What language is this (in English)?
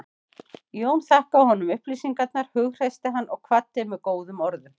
Icelandic